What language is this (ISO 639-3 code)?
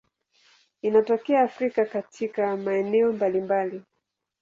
swa